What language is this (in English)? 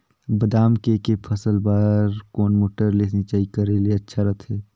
Chhattisgarhi